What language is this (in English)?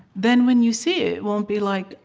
English